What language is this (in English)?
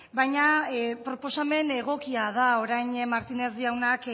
Basque